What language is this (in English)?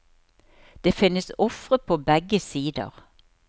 Norwegian